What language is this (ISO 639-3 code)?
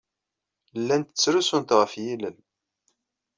kab